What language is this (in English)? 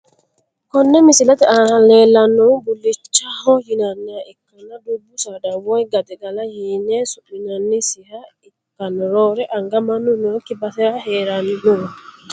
Sidamo